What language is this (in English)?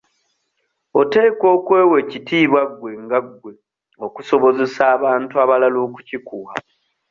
Ganda